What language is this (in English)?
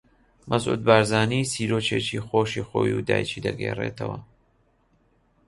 Central Kurdish